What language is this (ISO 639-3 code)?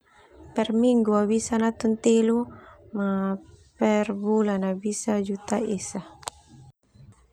twu